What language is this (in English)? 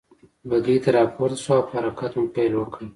Pashto